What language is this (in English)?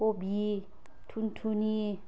Bodo